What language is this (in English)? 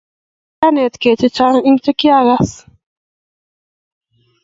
Kalenjin